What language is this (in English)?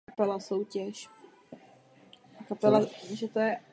Czech